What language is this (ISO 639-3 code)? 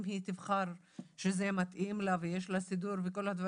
heb